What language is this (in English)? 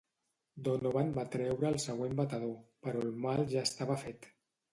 Catalan